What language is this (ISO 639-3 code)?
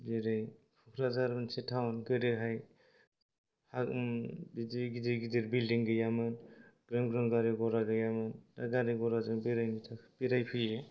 brx